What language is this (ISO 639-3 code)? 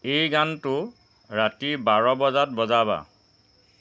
asm